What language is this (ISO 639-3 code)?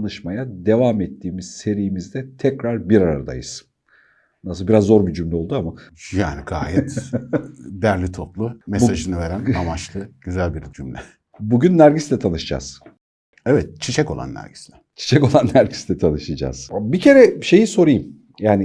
tur